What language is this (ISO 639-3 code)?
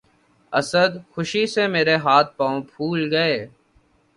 urd